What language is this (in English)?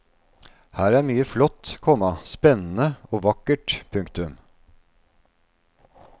Norwegian